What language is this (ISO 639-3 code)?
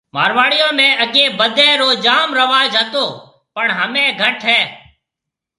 mve